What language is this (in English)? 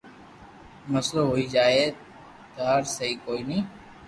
Loarki